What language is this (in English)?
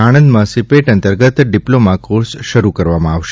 Gujarati